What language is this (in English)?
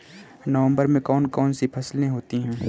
Hindi